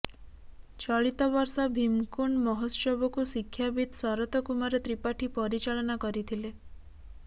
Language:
Odia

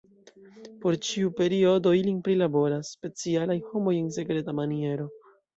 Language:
Esperanto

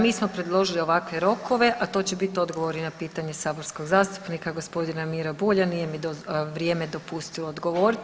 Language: Croatian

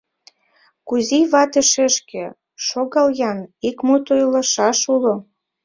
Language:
Mari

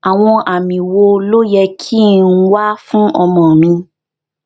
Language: Yoruba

